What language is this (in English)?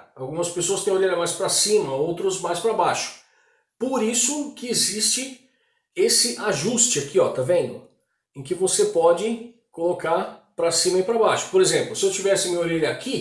Portuguese